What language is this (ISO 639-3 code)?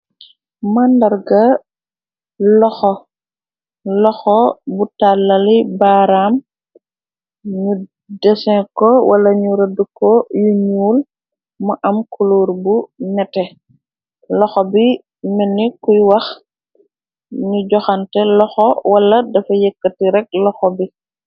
wol